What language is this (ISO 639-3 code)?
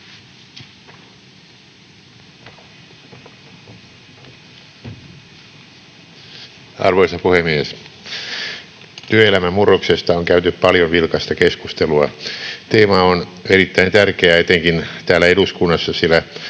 fin